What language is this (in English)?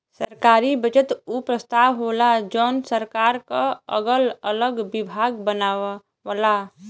Bhojpuri